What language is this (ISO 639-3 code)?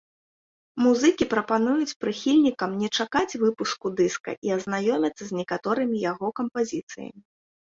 bel